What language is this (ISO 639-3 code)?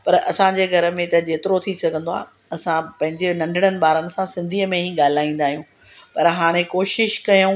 snd